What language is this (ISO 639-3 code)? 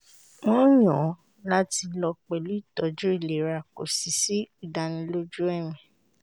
yor